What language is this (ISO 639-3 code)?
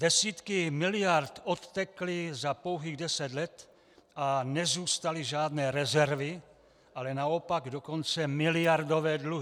ces